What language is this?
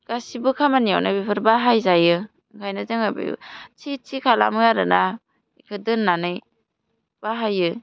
Bodo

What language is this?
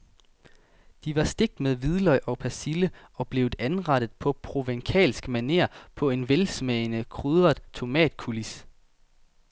Danish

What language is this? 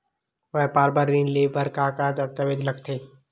Chhattisgarhi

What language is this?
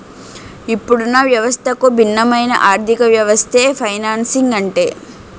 Telugu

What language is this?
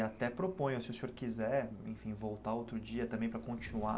Portuguese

